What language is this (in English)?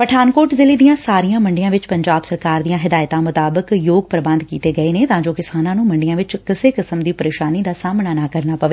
Punjabi